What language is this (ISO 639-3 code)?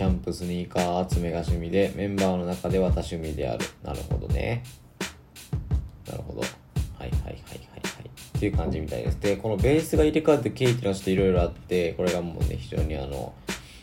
jpn